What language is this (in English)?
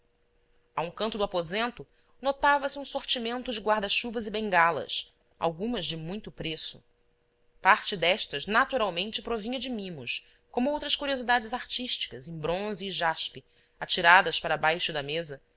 Portuguese